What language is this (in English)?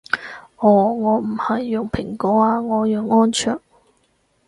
Cantonese